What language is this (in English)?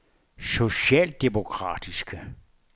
Danish